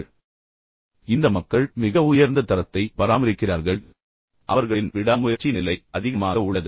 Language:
Tamil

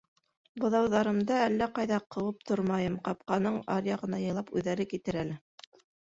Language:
Bashkir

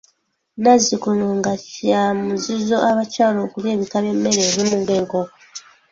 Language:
Ganda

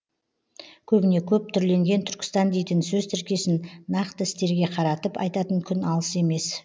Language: Kazakh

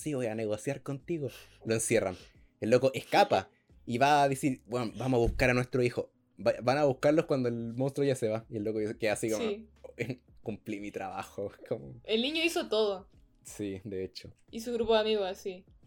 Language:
Spanish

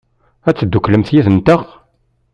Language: Kabyle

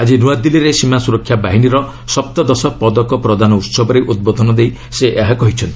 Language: Odia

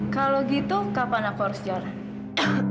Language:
Indonesian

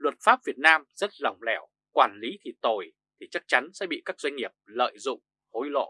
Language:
Vietnamese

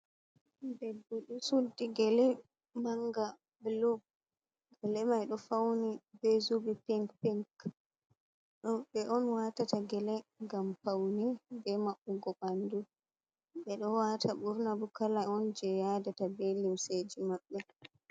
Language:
Fula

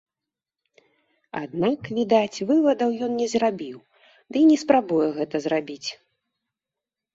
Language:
Belarusian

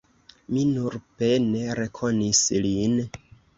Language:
Esperanto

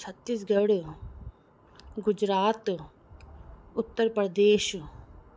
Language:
Sindhi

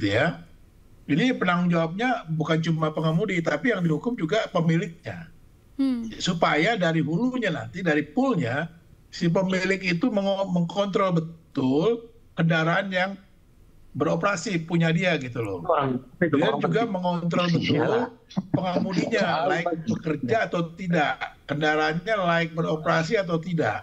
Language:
Indonesian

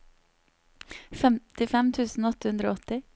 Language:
Norwegian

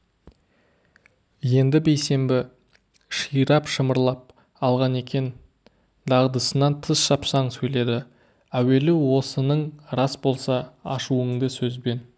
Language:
Kazakh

